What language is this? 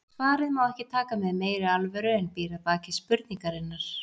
Icelandic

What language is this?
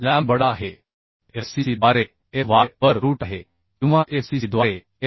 Marathi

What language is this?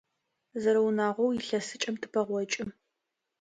Adyghe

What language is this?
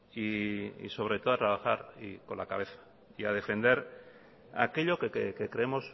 Spanish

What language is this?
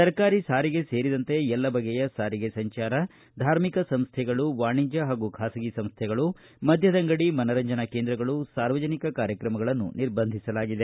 Kannada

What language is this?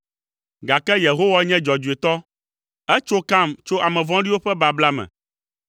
Ewe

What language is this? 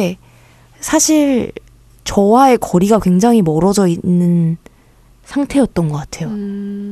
Korean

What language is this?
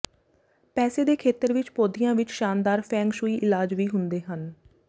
Punjabi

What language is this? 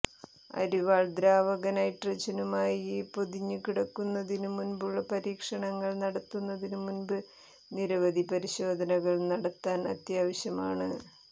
Malayalam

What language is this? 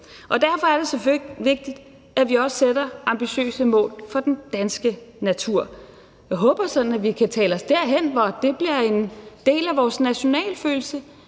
Danish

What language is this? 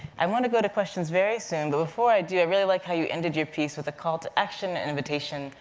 English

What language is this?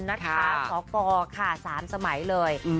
Thai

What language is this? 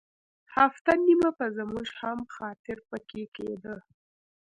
Pashto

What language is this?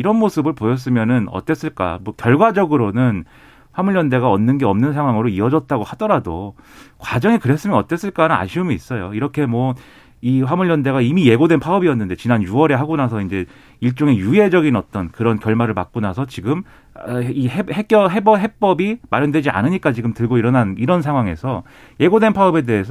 Korean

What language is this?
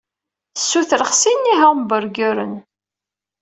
Kabyle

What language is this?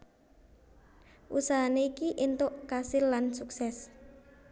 Javanese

